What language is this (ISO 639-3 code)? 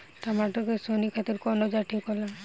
bho